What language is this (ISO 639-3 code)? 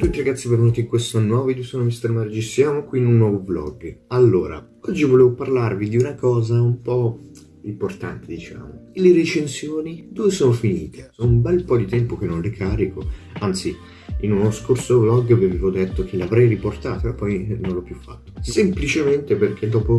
ita